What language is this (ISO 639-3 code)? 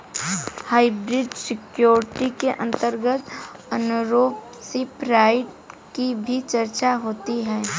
hin